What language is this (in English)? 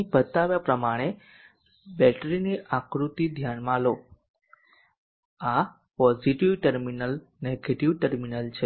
Gujarati